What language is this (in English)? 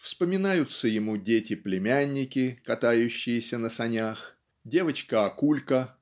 Russian